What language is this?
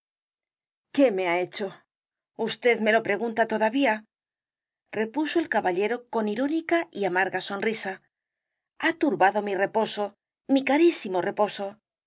Spanish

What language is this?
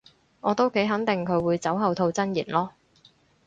Cantonese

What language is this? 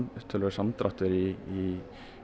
Icelandic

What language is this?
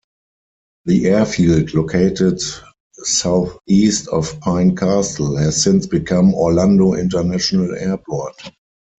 English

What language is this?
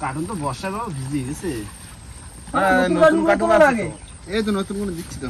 Bangla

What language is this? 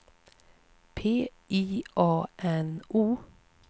Swedish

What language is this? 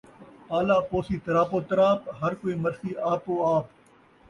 Saraiki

